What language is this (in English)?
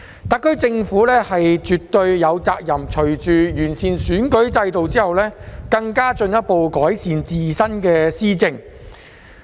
Cantonese